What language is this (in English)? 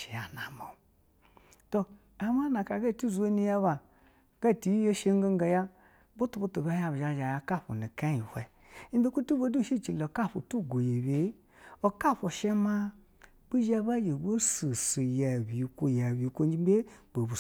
Basa (Nigeria)